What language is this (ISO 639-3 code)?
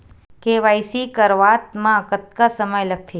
hne